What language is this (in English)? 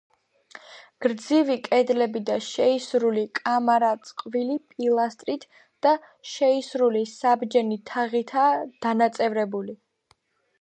Georgian